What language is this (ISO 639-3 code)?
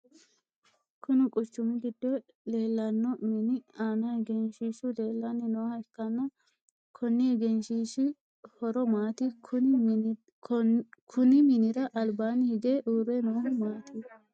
sid